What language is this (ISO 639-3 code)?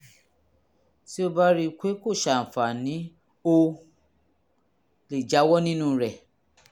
yor